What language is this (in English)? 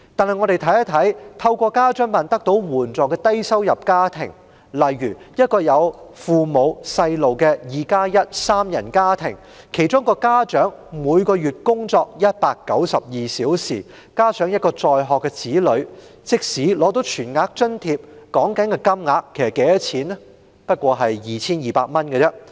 Cantonese